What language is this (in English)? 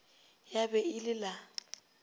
Northern Sotho